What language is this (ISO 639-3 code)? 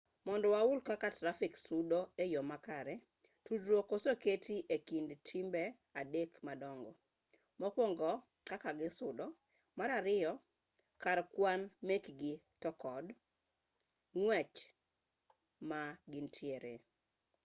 luo